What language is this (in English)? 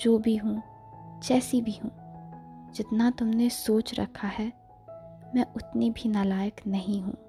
Hindi